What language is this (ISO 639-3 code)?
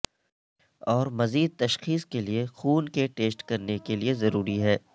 urd